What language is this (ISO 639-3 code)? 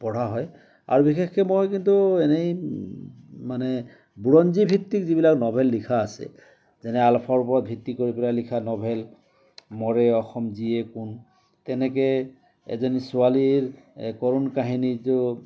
asm